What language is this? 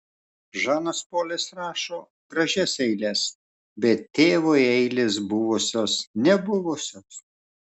Lithuanian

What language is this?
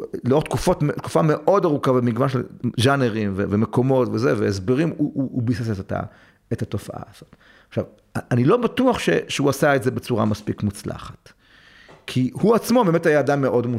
Hebrew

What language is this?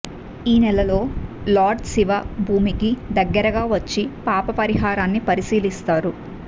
Telugu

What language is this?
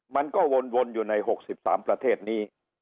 Thai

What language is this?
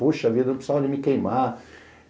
Portuguese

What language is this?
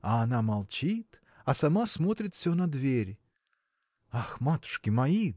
Russian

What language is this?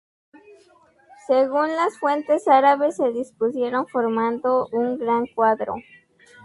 Spanish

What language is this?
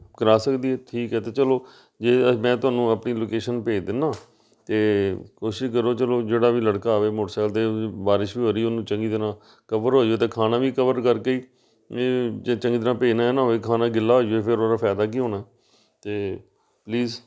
Punjabi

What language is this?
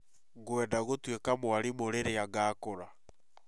Kikuyu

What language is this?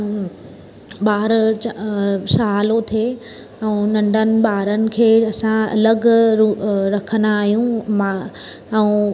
Sindhi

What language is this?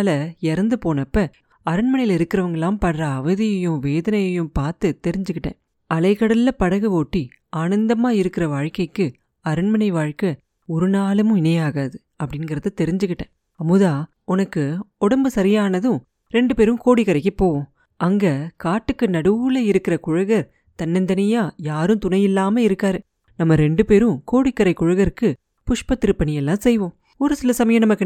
Tamil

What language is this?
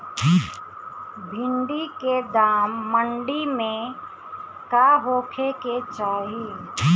Bhojpuri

